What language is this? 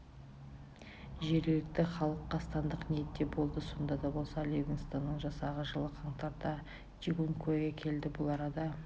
Kazakh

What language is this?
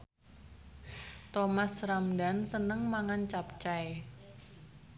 Javanese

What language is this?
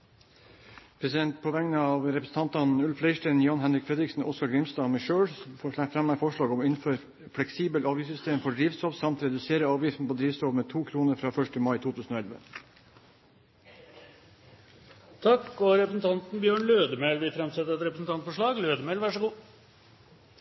Norwegian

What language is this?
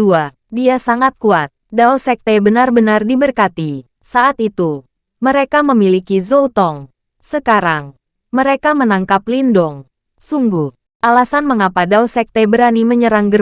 Indonesian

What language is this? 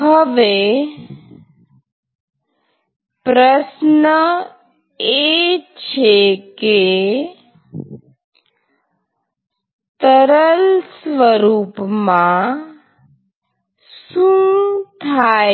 Gujarati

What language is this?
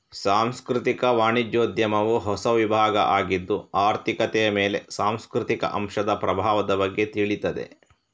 Kannada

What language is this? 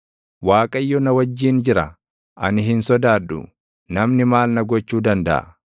Oromo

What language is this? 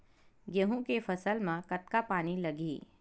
Chhattisgarhi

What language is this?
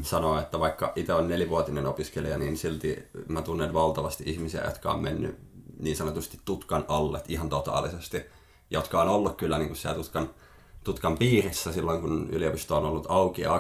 Finnish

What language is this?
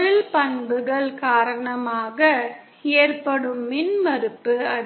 Tamil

